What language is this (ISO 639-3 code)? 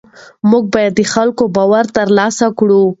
pus